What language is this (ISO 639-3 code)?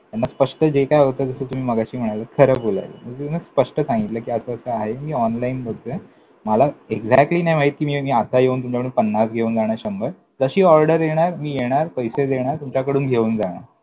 mar